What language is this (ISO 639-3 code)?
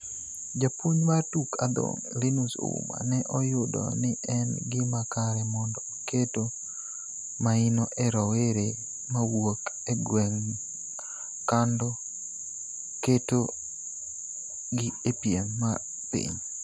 luo